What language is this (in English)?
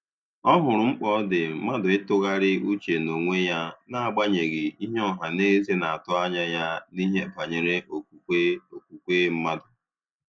Igbo